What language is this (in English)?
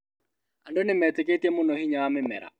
Kikuyu